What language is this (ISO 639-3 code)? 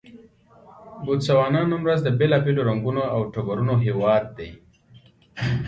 pus